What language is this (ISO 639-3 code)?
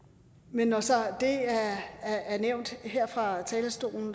dan